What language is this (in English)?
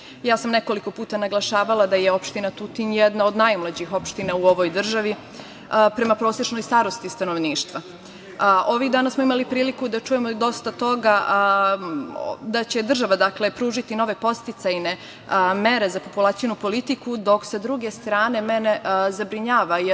Serbian